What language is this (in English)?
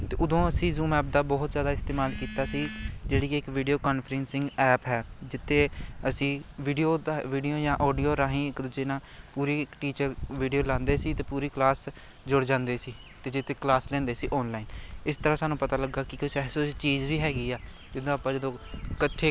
Punjabi